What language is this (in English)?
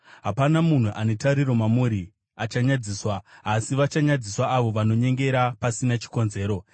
Shona